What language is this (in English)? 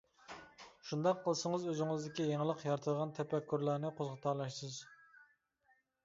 Uyghur